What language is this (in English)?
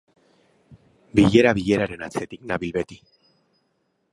Basque